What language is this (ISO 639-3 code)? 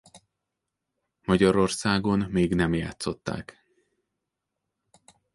hun